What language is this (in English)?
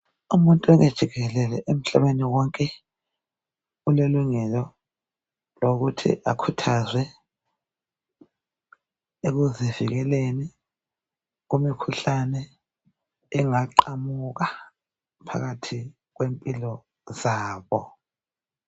North Ndebele